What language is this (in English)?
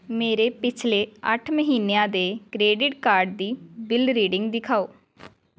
Punjabi